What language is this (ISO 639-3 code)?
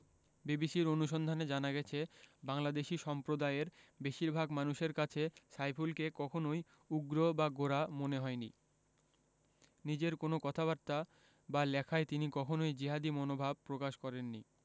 ben